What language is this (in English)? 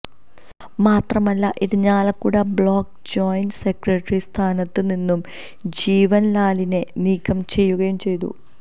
Malayalam